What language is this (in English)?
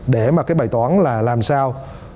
Vietnamese